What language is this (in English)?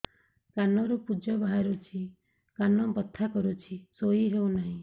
Odia